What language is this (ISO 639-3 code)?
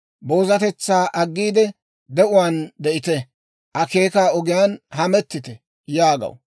dwr